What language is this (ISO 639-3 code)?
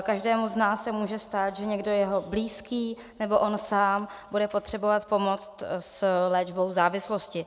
ces